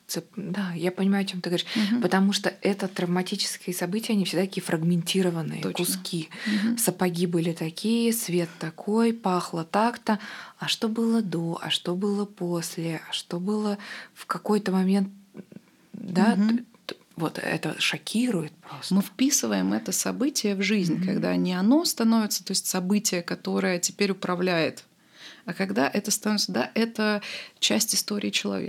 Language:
Russian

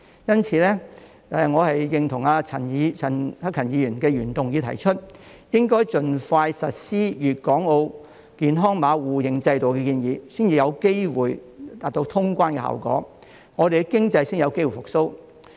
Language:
Cantonese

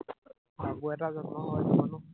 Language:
Assamese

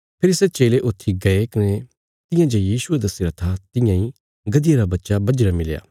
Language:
Bilaspuri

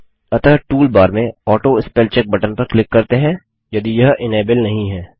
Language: Hindi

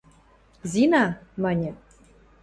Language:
Western Mari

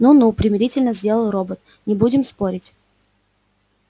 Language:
Russian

